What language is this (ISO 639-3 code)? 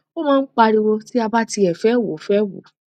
yor